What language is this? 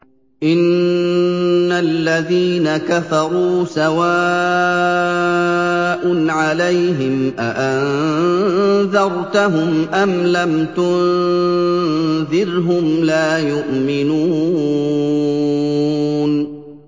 Arabic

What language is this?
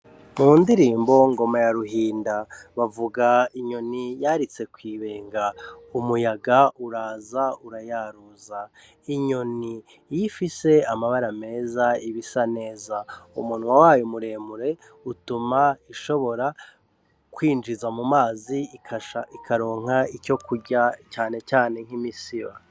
Rundi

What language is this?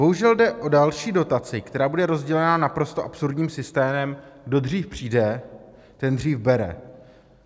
Czech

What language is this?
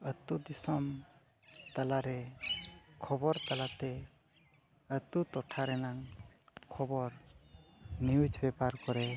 Santali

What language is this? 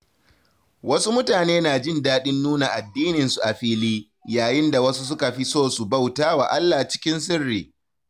Hausa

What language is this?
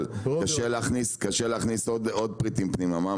Hebrew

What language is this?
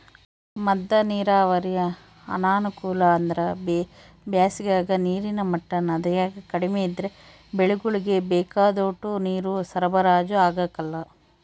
Kannada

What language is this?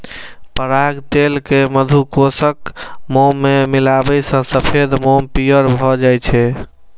Maithili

